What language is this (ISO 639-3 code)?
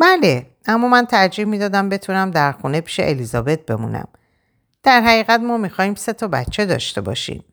fas